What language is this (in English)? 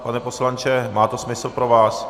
Czech